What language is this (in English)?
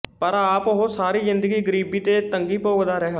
Punjabi